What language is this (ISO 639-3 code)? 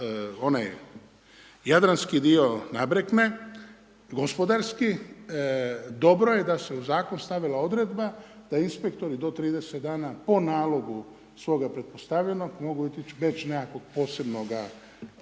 hrv